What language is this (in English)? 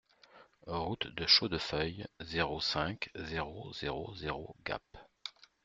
French